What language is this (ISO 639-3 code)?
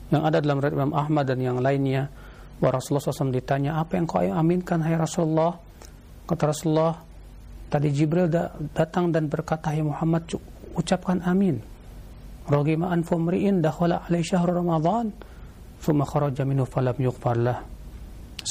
ind